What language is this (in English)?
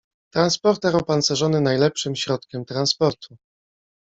Polish